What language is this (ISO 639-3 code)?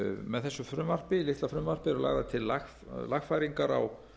isl